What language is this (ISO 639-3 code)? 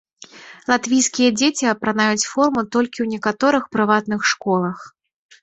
bel